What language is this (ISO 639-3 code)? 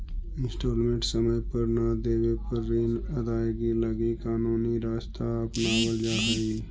mag